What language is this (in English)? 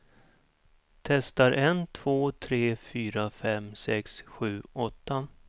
Swedish